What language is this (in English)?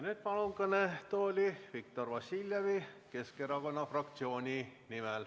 Estonian